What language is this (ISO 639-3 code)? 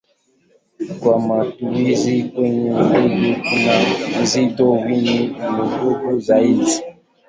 swa